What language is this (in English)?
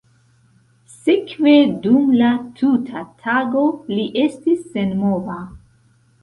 Esperanto